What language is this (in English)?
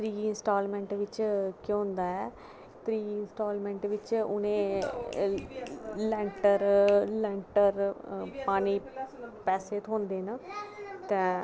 Dogri